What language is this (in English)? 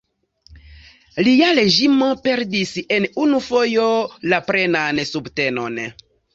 Esperanto